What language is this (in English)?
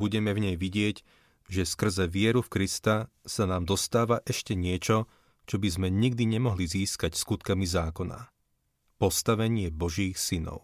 Slovak